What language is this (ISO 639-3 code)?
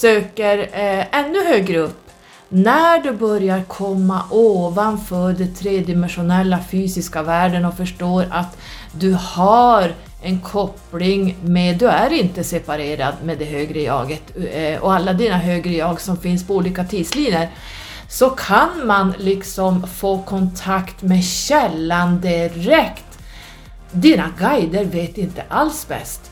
swe